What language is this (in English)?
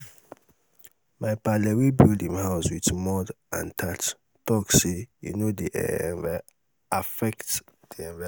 Nigerian Pidgin